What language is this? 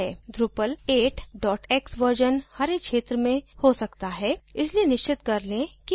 Hindi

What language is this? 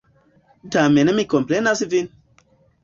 Esperanto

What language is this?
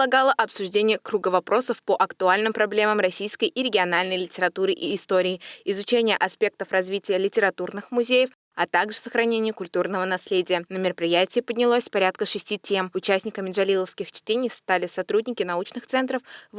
Russian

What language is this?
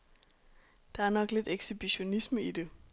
Danish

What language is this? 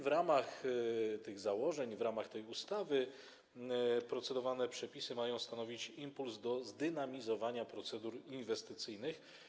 Polish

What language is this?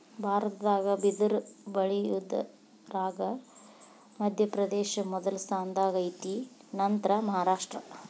Kannada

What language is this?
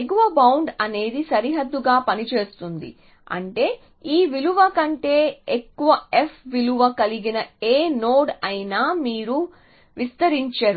Telugu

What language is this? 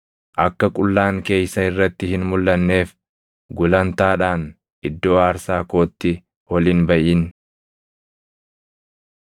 Oromo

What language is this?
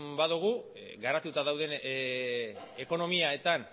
Basque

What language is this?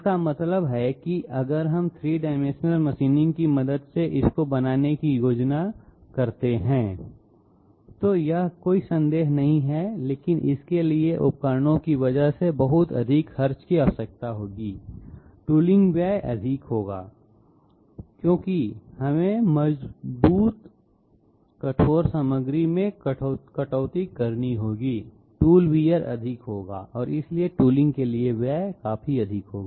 Hindi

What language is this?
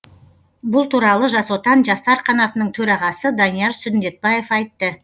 Kazakh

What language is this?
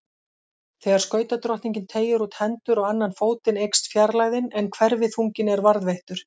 Icelandic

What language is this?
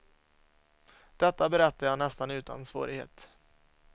Swedish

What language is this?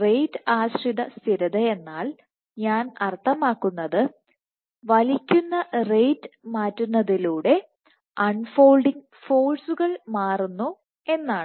Malayalam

